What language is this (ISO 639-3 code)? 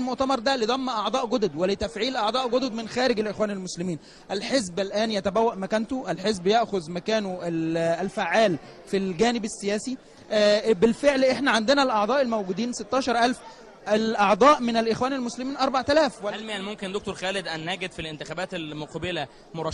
ara